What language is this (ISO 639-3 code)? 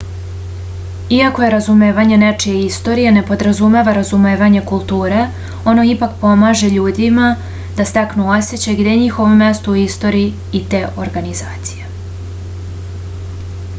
srp